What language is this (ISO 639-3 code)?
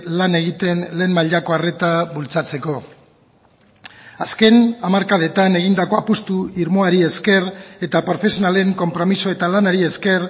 eus